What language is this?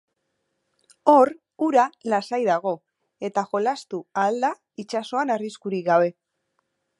Basque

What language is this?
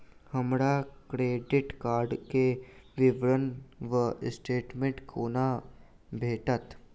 Maithili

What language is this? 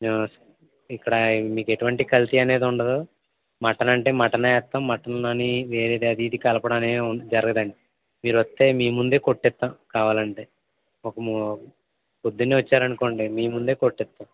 Telugu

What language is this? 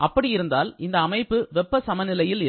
Tamil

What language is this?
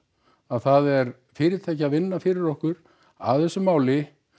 Icelandic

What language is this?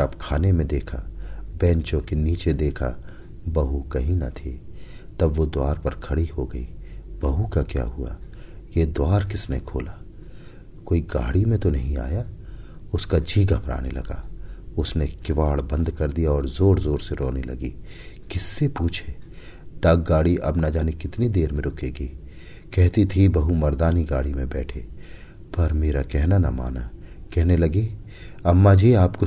Hindi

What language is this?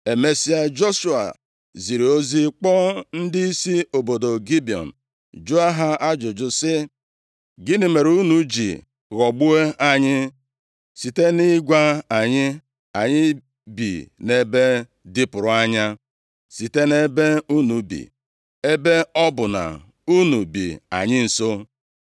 Igbo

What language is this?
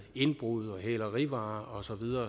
Danish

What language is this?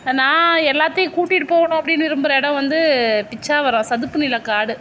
Tamil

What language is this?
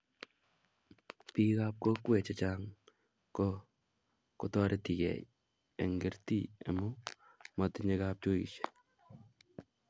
Kalenjin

